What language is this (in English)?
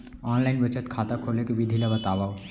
Chhattisgarhi